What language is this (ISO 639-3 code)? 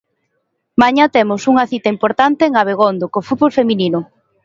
glg